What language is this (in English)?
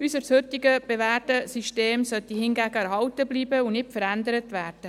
Swiss German